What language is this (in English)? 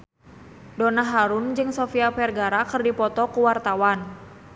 Sundanese